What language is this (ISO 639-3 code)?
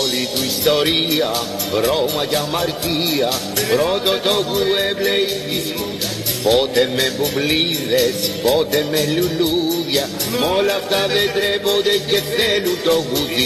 ell